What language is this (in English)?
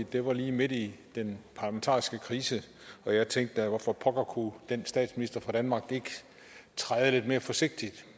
Danish